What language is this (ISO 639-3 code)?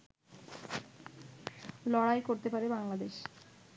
ben